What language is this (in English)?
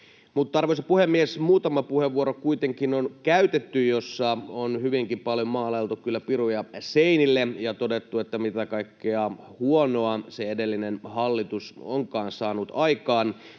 Finnish